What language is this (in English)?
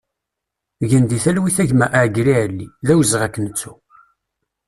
Kabyle